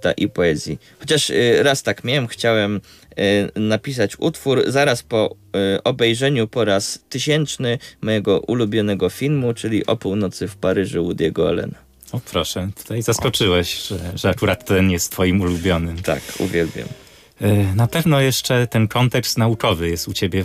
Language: Polish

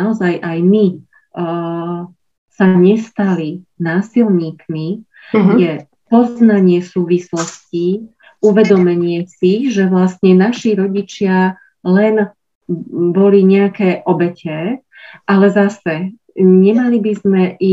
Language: Slovak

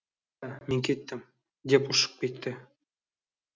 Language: Kazakh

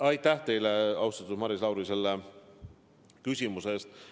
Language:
Estonian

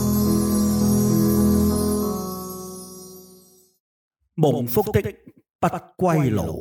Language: Chinese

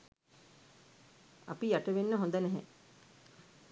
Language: Sinhala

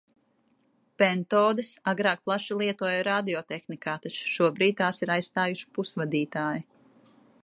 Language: Latvian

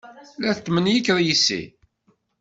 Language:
Kabyle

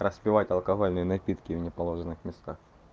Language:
Russian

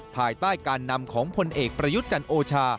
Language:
Thai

